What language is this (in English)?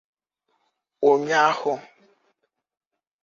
Igbo